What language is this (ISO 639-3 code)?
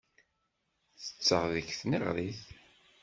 kab